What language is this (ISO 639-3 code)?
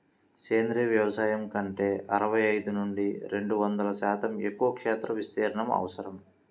tel